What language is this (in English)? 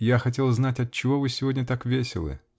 Russian